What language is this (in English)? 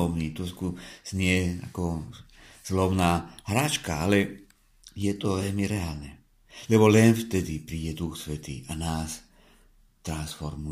Czech